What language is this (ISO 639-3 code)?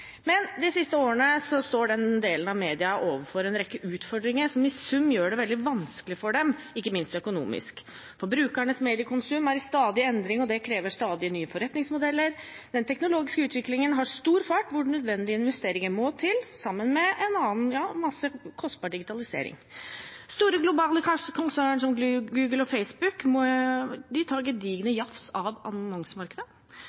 nob